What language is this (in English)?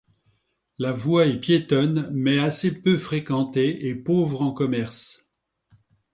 French